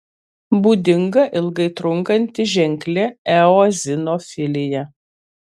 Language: Lithuanian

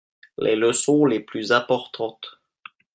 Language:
French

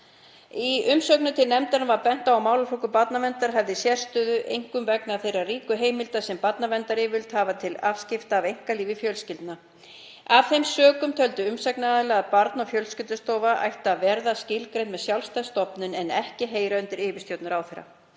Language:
Icelandic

